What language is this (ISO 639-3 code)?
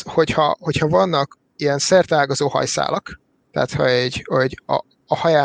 hun